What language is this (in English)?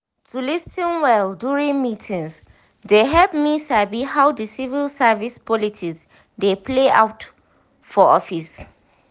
Nigerian Pidgin